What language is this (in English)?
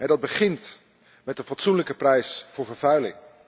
Dutch